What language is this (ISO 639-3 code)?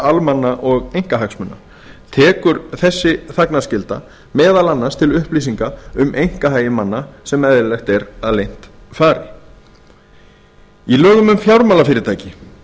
isl